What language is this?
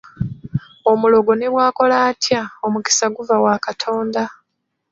Ganda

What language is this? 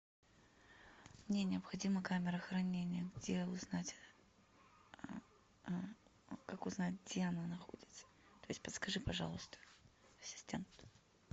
Russian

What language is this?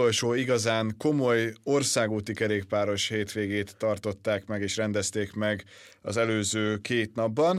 Hungarian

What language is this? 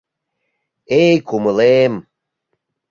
Mari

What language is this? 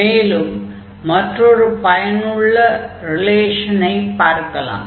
Tamil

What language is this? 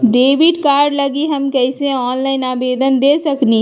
Magahi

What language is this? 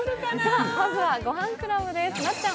Japanese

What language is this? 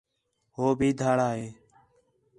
Khetrani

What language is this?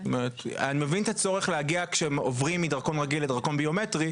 Hebrew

